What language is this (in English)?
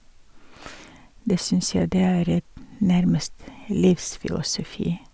Norwegian